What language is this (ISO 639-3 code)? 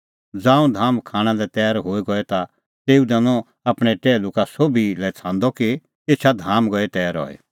kfx